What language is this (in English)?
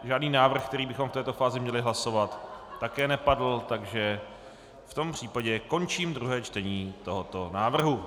Czech